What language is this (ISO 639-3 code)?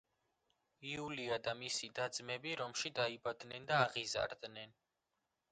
kat